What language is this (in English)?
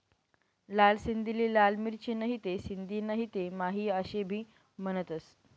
Marathi